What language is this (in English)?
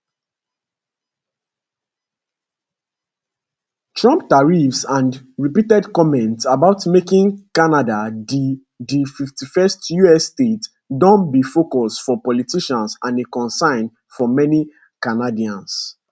Nigerian Pidgin